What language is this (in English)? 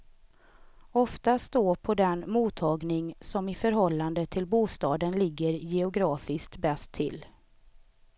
Swedish